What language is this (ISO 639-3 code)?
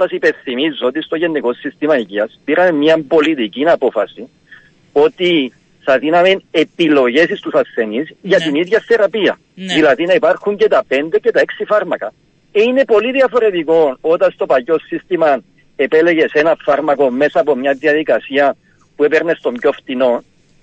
ell